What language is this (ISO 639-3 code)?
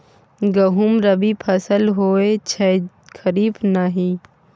mai